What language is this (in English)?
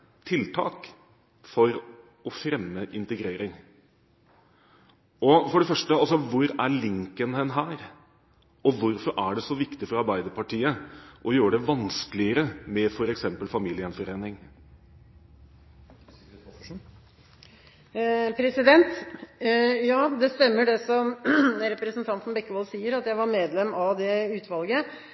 Norwegian Bokmål